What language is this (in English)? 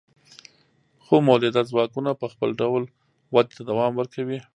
Pashto